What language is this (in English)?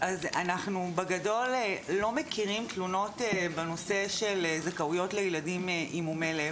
Hebrew